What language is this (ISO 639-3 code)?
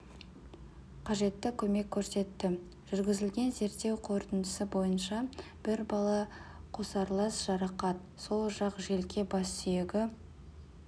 kaz